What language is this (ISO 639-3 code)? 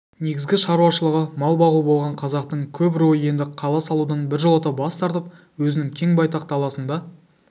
kaz